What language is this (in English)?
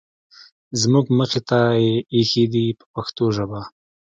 Pashto